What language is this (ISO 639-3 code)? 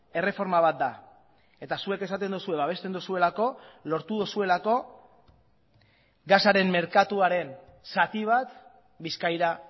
eus